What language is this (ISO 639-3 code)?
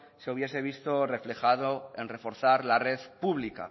spa